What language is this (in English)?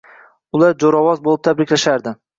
Uzbek